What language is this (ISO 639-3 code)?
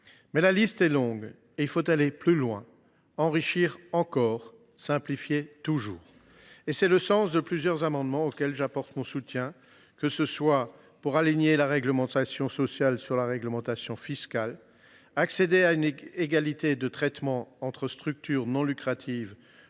fra